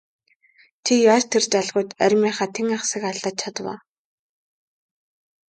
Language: Mongolian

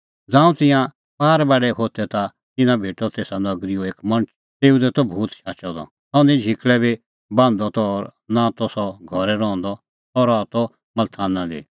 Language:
Kullu Pahari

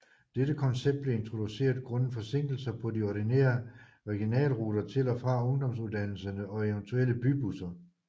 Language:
Danish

